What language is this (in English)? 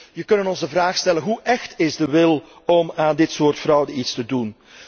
Dutch